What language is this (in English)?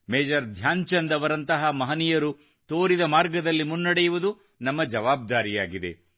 Kannada